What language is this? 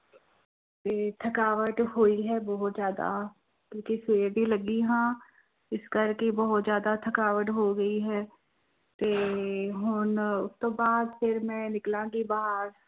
Punjabi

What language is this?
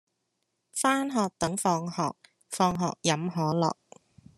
Cantonese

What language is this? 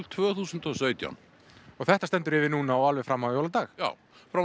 Icelandic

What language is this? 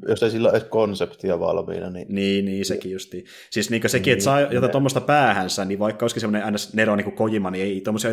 Finnish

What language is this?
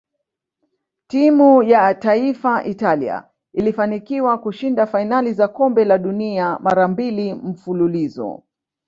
Swahili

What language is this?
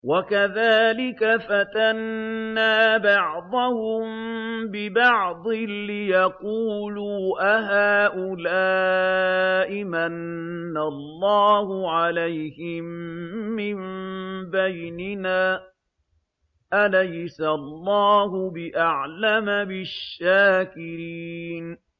Arabic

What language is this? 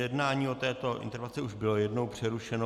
Czech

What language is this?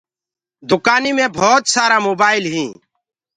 Gurgula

